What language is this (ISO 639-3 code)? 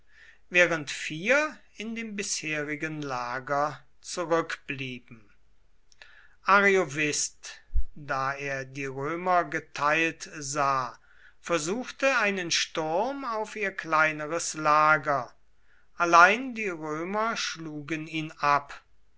deu